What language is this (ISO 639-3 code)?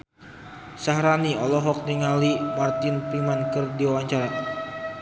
sun